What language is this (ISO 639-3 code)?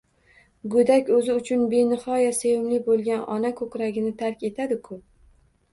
uzb